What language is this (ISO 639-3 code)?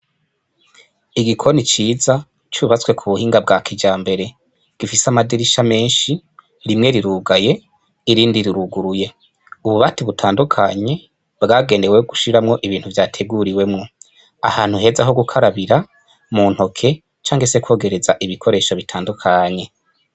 run